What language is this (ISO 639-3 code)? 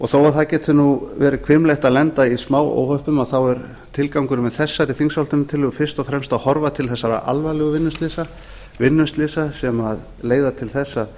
isl